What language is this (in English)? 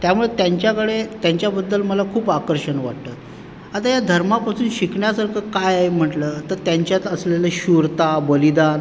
Marathi